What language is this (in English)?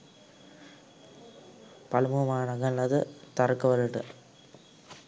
Sinhala